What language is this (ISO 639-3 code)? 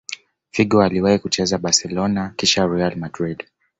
swa